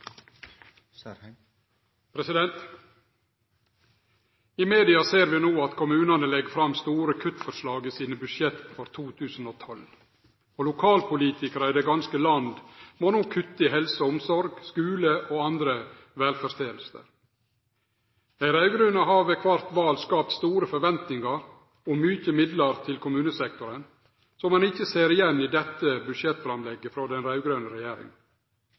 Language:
Norwegian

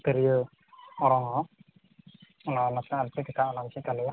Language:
Santali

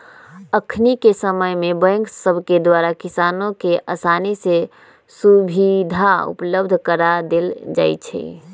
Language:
Magahi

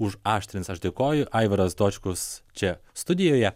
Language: Lithuanian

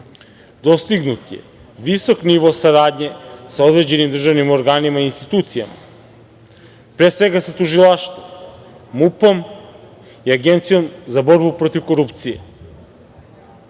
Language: Serbian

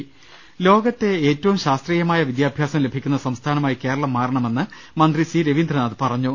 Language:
Malayalam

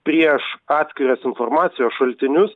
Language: Lithuanian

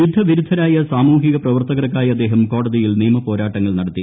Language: Malayalam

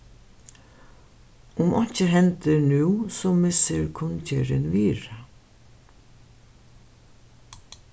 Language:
Faroese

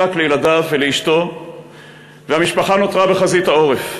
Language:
Hebrew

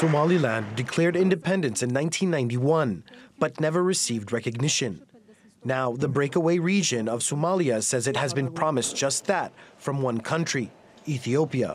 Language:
English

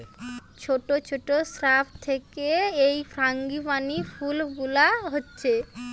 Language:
Bangla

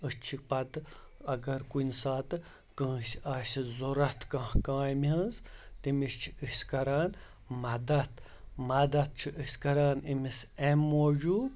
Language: Kashmiri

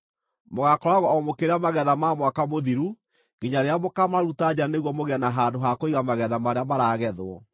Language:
Kikuyu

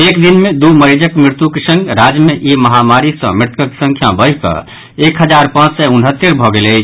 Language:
Maithili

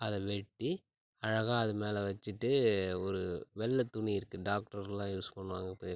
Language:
Tamil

